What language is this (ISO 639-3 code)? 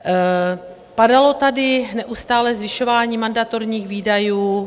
ces